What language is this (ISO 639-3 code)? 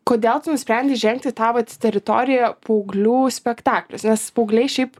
lit